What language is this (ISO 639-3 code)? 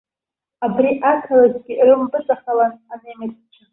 abk